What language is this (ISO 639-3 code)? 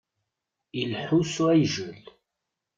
kab